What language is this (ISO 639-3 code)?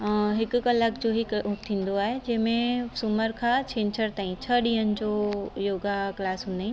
snd